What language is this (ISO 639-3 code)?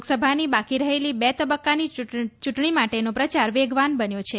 guj